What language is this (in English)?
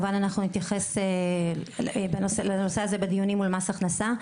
Hebrew